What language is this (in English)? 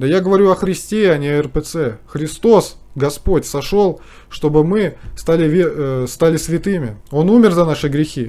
Russian